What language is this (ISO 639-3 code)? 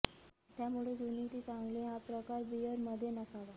mar